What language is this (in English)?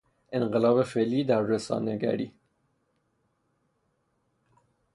Persian